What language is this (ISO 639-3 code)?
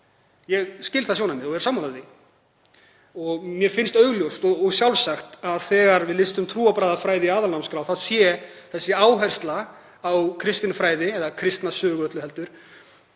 isl